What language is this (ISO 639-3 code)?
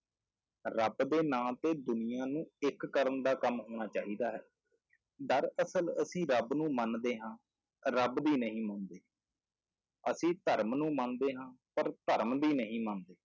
pan